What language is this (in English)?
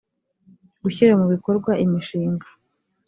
Kinyarwanda